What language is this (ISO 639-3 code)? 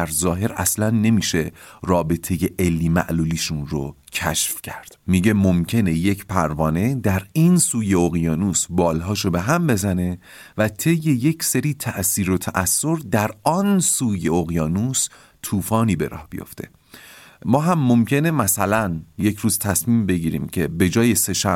fas